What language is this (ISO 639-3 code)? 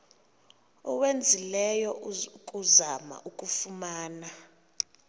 xho